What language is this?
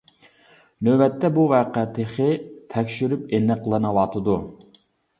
Uyghur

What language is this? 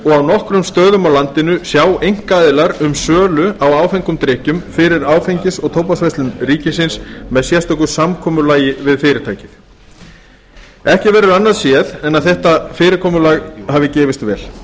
Icelandic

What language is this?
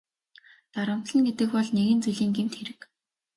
Mongolian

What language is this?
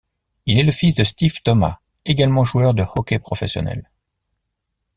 French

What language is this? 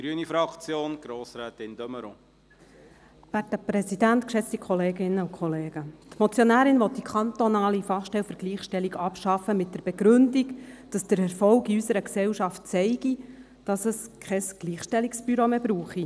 Swiss German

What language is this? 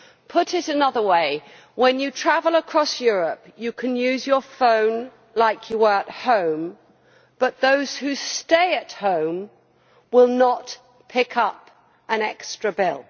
English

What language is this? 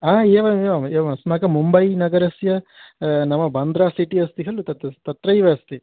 Sanskrit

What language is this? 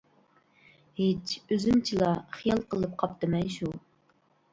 Uyghur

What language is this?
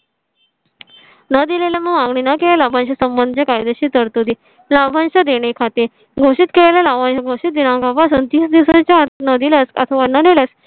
Marathi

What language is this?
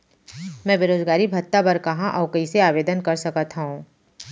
Chhattisgarhi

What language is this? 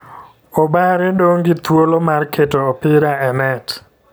Luo (Kenya and Tanzania)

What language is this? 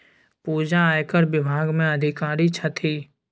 Maithili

